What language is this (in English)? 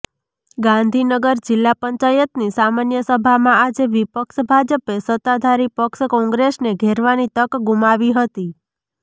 Gujarati